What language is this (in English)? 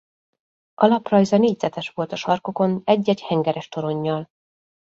Hungarian